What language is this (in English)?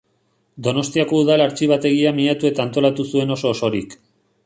Basque